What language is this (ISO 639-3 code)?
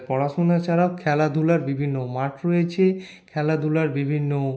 ben